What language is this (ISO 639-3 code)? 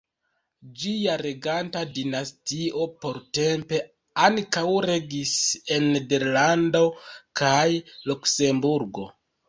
epo